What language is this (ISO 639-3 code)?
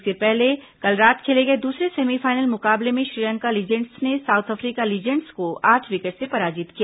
hin